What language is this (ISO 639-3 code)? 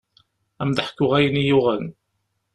kab